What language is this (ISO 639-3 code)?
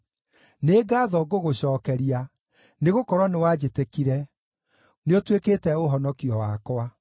kik